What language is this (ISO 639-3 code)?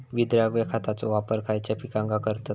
mar